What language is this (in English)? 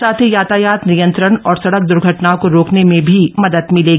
Hindi